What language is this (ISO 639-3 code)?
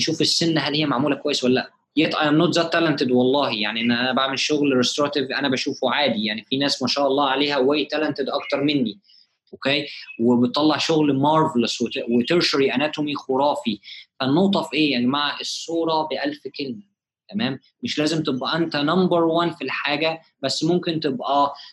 ara